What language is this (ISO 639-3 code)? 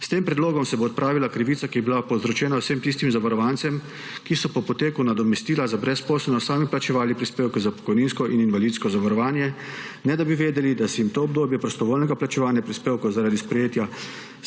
slv